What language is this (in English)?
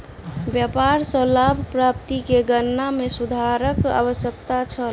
Maithili